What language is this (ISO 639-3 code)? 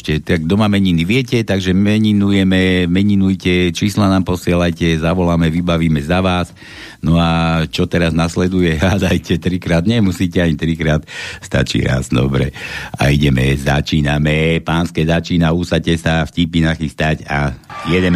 slk